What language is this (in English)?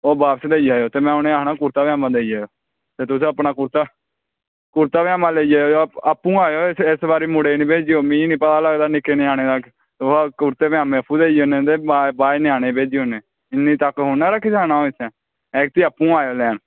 Dogri